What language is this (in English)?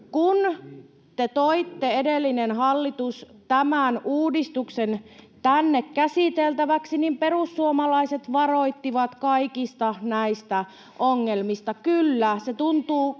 Finnish